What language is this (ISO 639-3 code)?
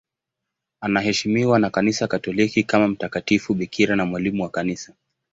swa